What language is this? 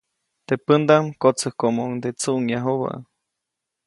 Copainalá Zoque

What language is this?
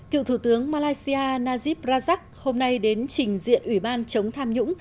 Vietnamese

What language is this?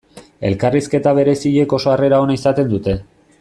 Basque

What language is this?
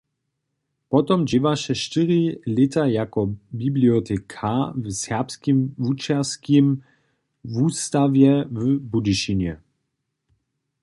Upper Sorbian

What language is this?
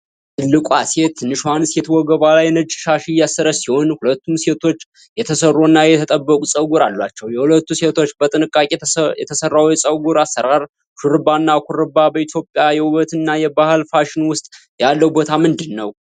Amharic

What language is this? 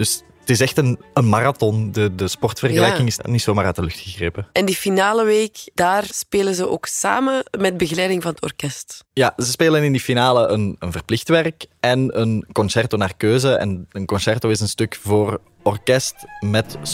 Dutch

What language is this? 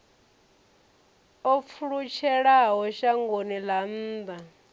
Venda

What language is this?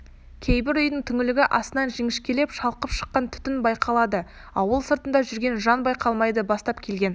Kazakh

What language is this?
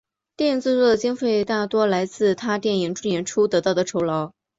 Chinese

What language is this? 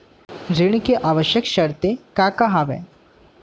Chhattisgarhi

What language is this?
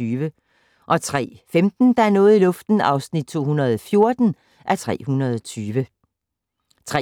Danish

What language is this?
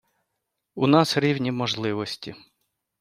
Ukrainian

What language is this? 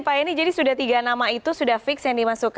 Indonesian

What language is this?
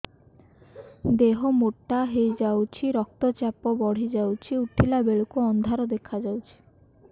Odia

